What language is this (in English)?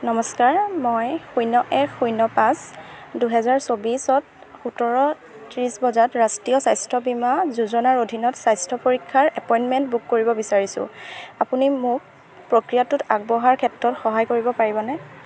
Assamese